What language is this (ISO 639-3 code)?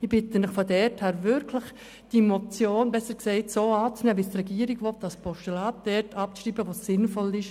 gsw